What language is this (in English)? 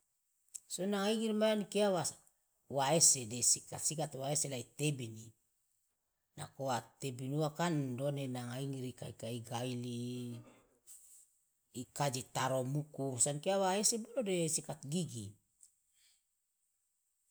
Loloda